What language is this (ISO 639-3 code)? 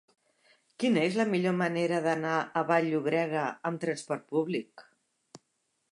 cat